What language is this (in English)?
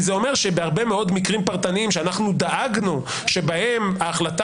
Hebrew